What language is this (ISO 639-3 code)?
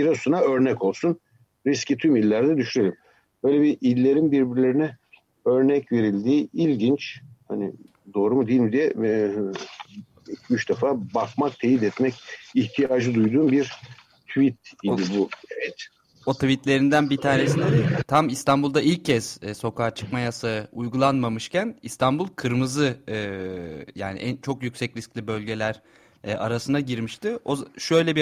tur